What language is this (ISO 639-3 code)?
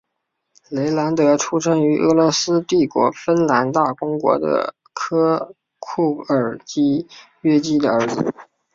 zho